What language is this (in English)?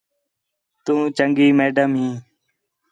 Khetrani